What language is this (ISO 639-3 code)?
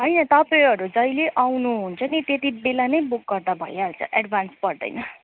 nep